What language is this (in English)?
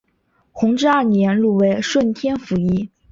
Chinese